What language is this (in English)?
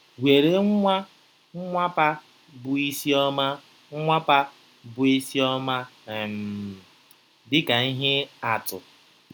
Igbo